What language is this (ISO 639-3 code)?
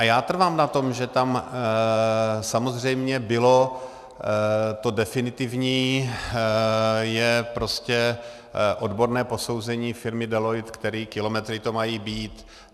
ces